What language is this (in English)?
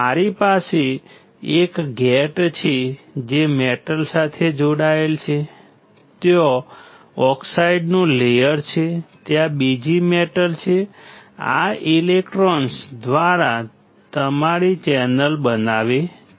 Gujarati